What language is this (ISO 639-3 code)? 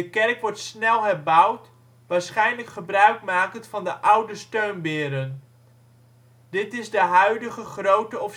nld